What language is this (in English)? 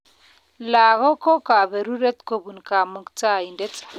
Kalenjin